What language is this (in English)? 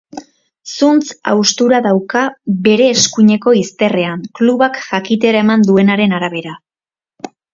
Basque